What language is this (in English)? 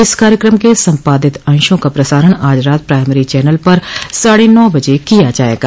Hindi